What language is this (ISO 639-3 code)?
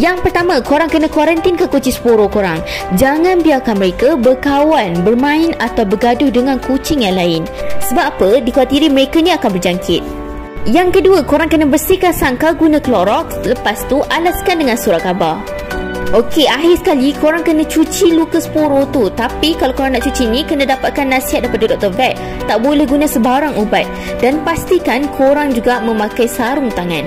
msa